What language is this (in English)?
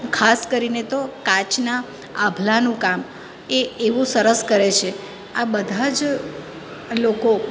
Gujarati